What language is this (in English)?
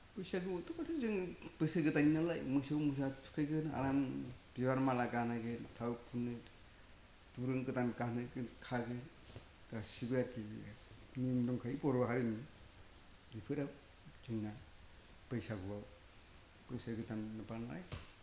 Bodo